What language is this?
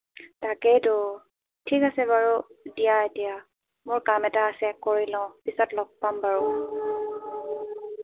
Assamese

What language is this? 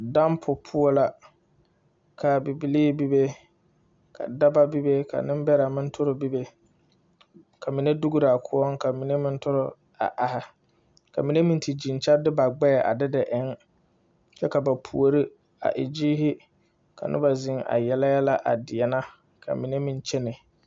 Southern Dagaare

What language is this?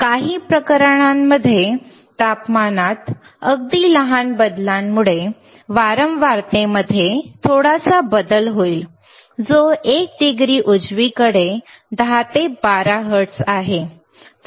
Marathi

